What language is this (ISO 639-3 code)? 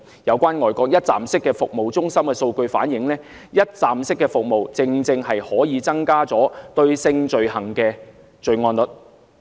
yue